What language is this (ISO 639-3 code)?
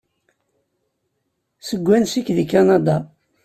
kab